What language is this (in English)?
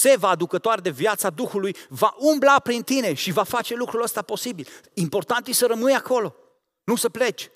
Romanian